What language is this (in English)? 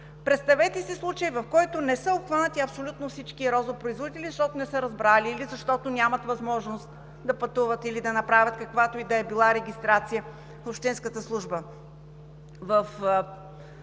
Bulgarian